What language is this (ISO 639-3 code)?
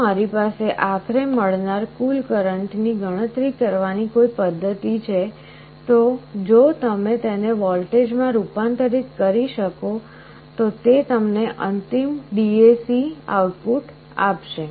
guj